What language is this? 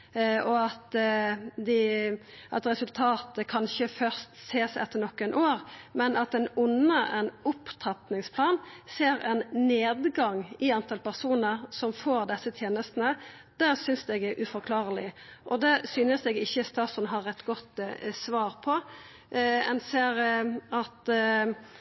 Norwegian Nynorsk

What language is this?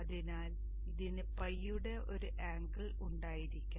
Malayalam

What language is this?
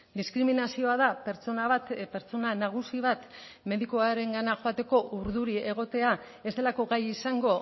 Basque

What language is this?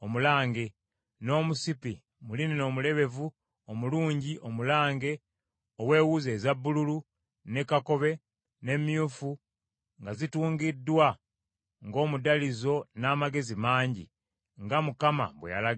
Ganda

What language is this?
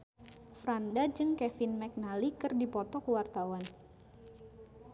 Sundanese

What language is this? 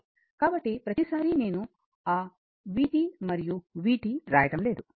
Telugu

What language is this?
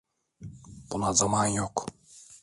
Turkish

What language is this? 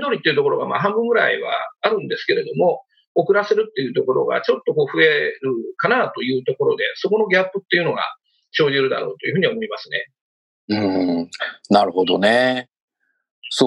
Japanese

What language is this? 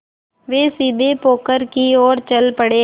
Hindi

